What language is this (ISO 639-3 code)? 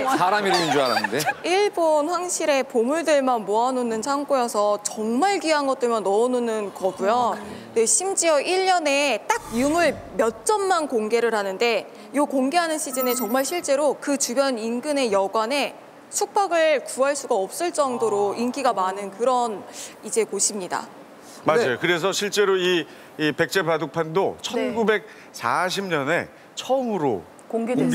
kor